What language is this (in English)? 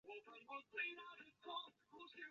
Chinese